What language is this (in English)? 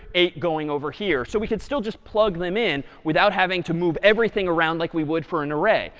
English